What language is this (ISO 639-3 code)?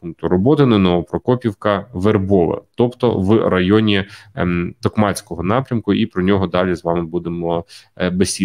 ukr